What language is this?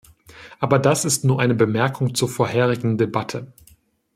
German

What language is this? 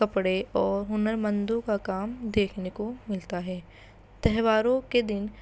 Urdu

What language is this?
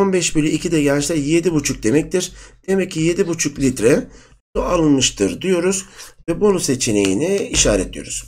Turkish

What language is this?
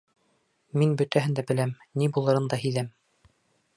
Bashkir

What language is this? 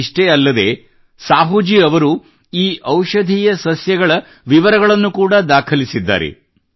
Kannada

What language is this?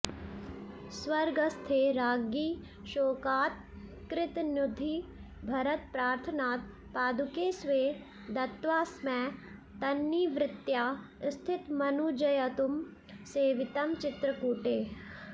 Sanskrit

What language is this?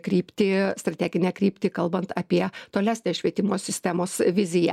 Lithuanian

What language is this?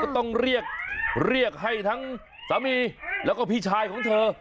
Thai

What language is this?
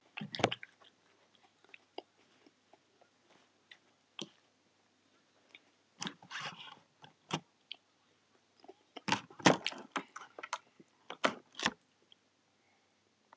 Icelandic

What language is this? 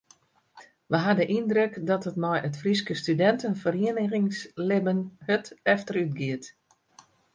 Western Frisian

